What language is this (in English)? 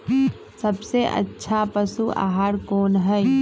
Magahi